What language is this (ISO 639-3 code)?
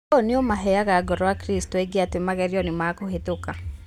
kik